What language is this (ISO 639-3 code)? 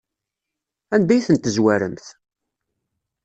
kab